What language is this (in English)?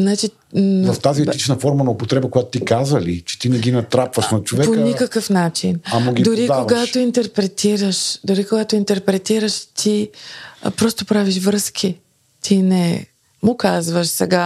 Bulgarian